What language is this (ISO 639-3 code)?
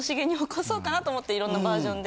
jpn